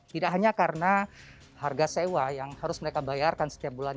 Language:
Indonesian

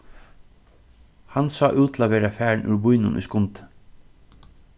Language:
Faroese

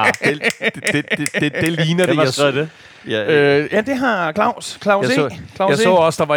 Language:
Danish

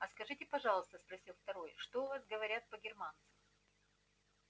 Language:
Russian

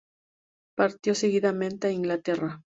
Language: Spanish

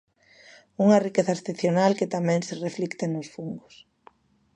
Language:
Galician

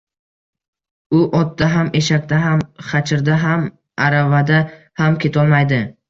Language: Uzbek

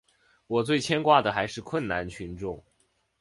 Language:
Chinese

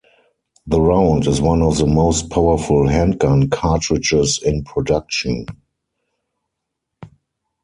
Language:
English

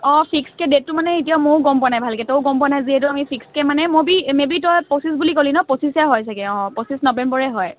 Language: Assamese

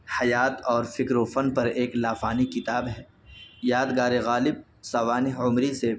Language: Urdu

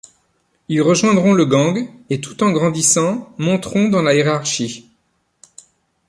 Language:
French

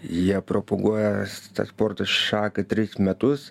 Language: Lithuanian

